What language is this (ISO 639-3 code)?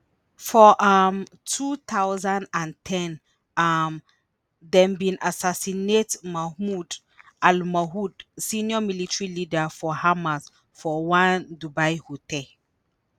pcm